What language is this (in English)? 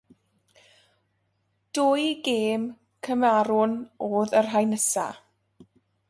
Welsh